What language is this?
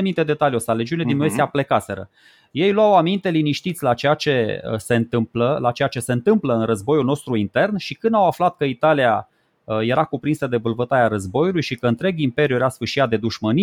Romanian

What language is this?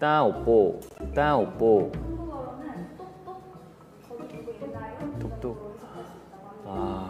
Korean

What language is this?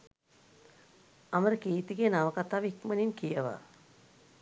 Sinhala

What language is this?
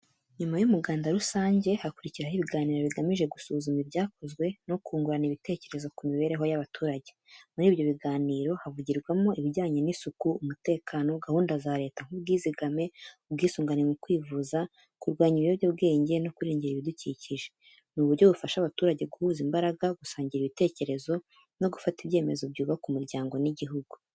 Kinyarwanda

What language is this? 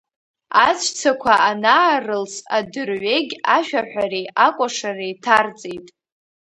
Abkhazian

